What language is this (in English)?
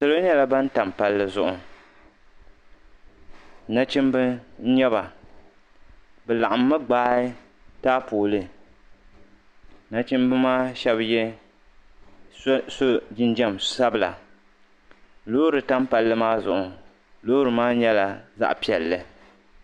Dagbani